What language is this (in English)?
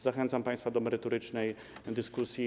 Polish